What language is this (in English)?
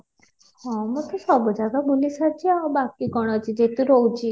Odia